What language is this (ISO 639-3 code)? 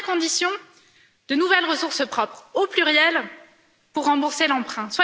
fra